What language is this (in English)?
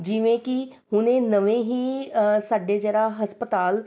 Punjabi